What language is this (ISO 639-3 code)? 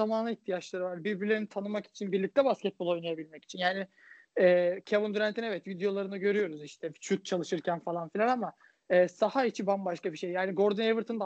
tur